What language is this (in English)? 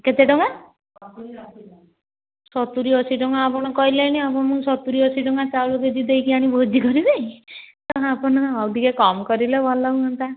Odia